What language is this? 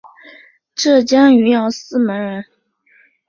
Chinese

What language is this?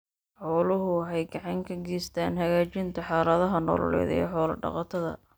Somali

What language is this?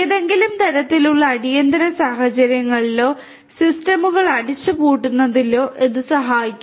Malayalam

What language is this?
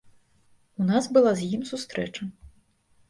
Belarusian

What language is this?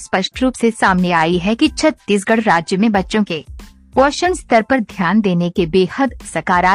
Hindi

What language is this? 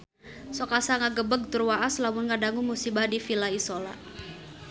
Sundanese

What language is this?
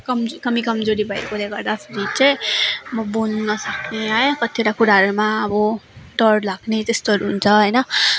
Nepali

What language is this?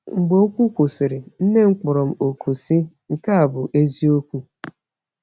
Igbo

